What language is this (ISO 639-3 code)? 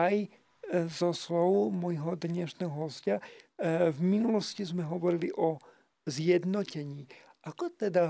slk